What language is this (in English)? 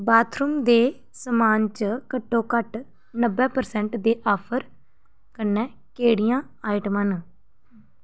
Dogri